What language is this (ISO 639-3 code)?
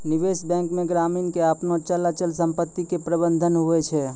mai